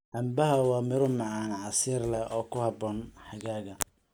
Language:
Somali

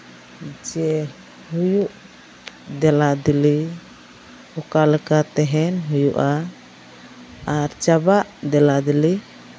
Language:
Santali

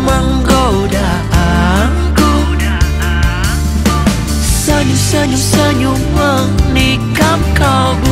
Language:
Indonesian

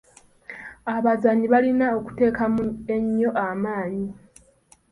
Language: Ganda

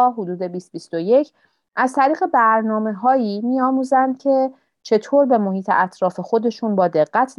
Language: Persian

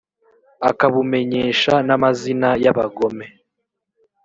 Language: Kinyarwanda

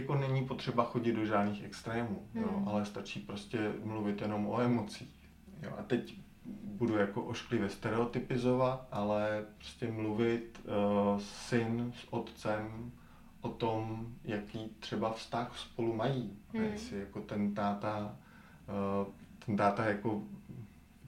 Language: Czech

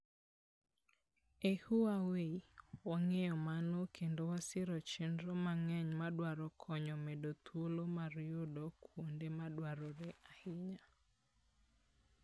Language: Luo (Kenya and Tanzania)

